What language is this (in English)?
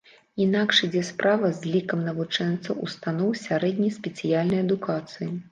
Belarusian